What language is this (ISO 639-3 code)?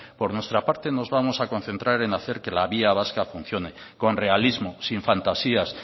spa